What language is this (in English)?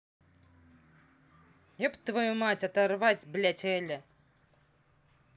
Russian